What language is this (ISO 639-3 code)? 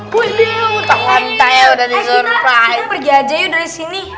ind